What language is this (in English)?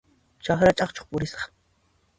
Puno Quechua